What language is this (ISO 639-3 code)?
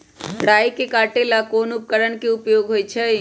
mag